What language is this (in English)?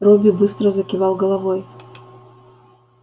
Russian